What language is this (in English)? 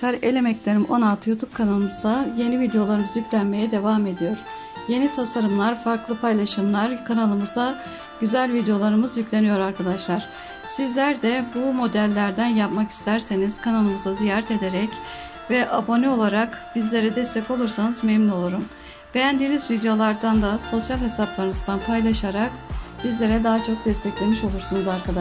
Turkish